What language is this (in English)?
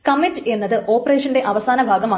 Malayalam